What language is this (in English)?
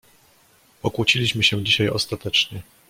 Polish